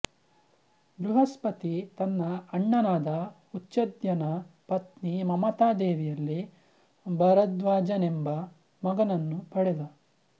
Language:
Kannada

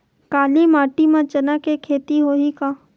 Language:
Chhattisgarhi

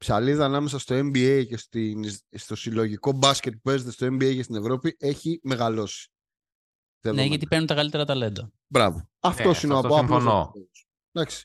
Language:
Greek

